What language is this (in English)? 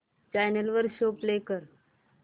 Marathi